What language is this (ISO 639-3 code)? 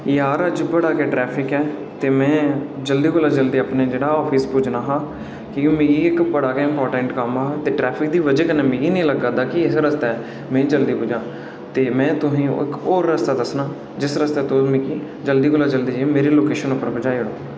doi